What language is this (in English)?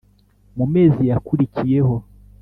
Kinyarwanda